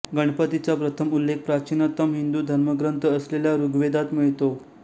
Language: Marathi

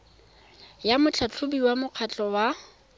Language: Tswana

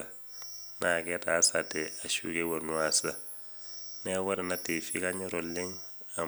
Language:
Masai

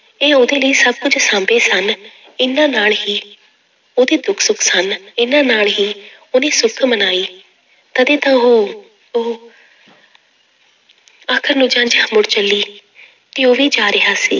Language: Punjabi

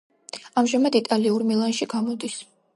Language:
Georgian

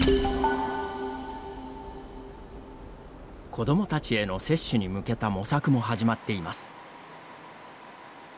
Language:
Japanese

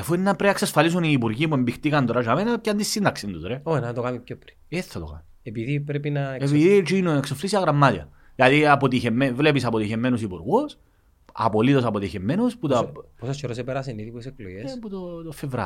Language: Greek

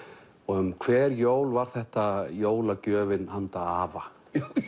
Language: Icelandic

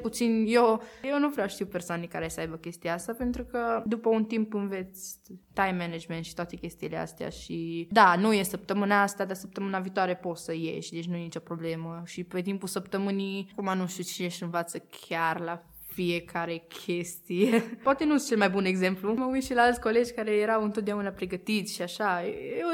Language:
Romanian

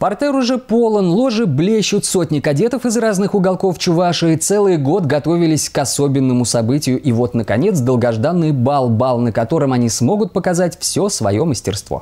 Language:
Russian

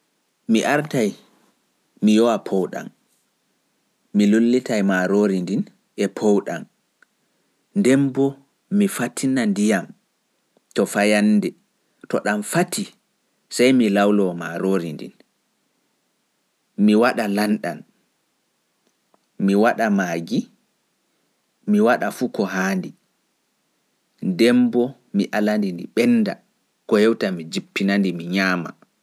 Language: Pular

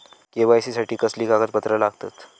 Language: Marathi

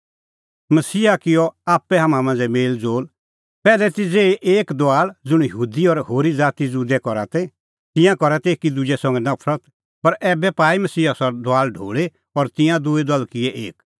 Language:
Kullu Pahari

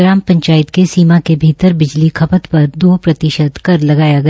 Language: Hindi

